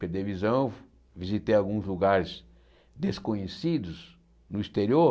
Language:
Portuguese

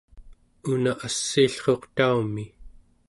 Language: Central Yupik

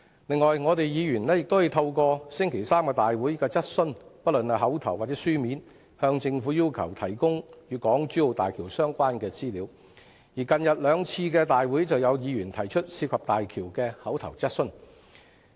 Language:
Cantonese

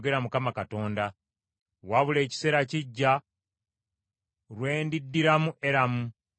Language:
Ganda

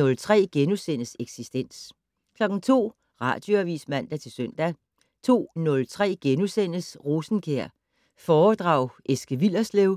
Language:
Danish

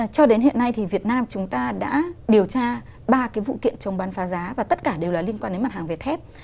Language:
Vietnamese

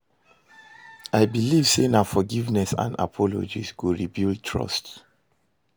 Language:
Nigerian Pidgin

